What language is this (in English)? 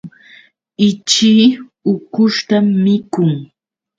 Yauyos Quechua